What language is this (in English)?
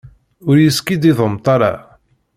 Kabyle